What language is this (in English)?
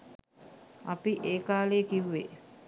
Sinhala